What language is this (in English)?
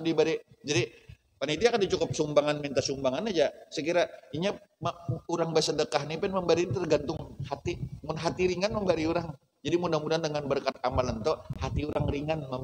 Indonesian